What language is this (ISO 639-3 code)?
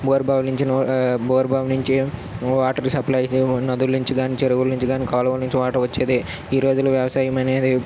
tel